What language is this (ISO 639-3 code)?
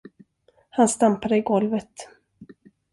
swe